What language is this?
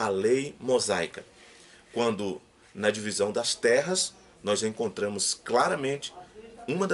Portuguese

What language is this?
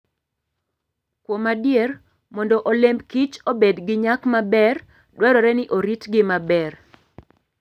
Luo (Kenya and Tanzania)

